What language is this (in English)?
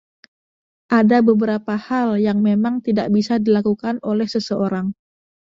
Indonesian